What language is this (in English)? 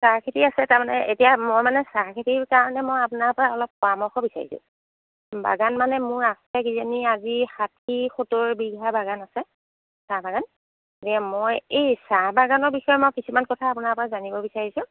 Assamese